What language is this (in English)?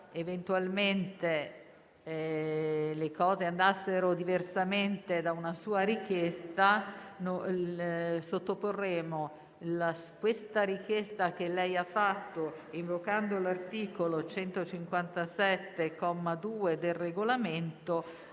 Italian